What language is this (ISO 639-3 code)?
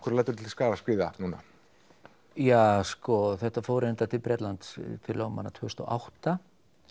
isl